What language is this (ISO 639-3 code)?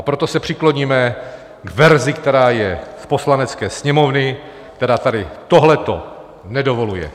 ces